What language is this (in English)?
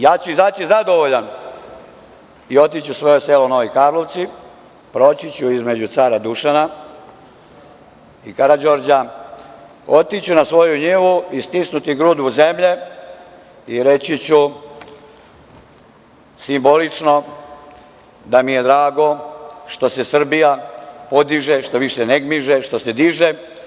Serbian